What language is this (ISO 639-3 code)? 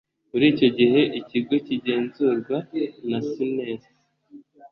kin